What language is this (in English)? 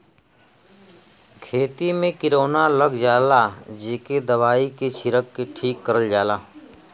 Bhojpuri